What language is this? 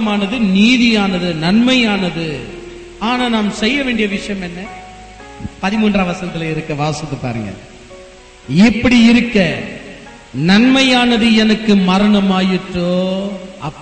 Tamil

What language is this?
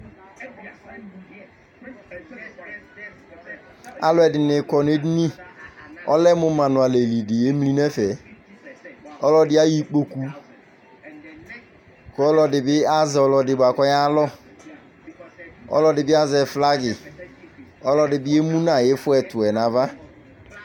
Ikposo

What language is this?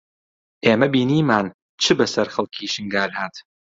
Central Kurdish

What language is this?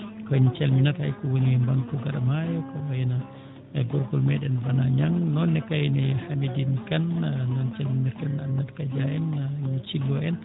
Fula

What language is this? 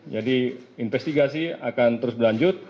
Indonesian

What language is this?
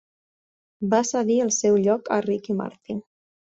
Catalan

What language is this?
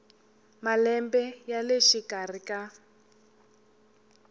Tsonga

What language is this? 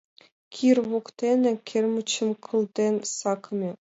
Mari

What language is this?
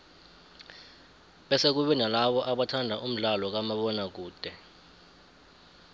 South Ndebele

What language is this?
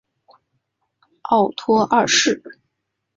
Chinese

